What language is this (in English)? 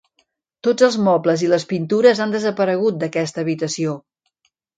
Catalan